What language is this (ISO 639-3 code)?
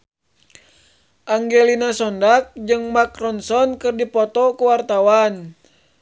sun